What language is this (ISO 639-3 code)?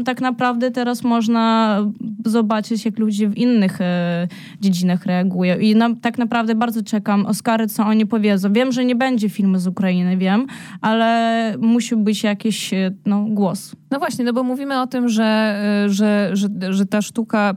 pol